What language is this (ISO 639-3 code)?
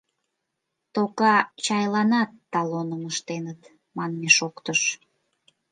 chm